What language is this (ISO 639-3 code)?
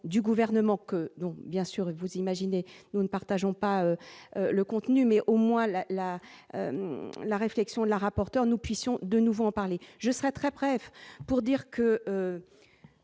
fra